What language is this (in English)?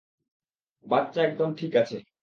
Bangla